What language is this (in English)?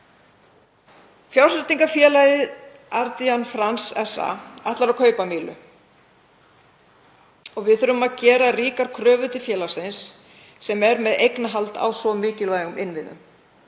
Icelandic